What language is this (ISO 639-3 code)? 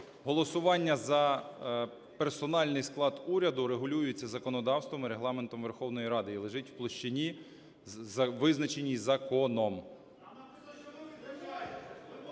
ukr